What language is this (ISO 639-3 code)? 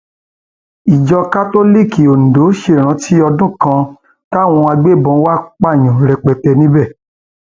yor